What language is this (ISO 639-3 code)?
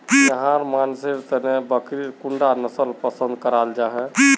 mag